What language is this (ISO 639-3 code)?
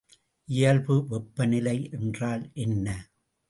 tam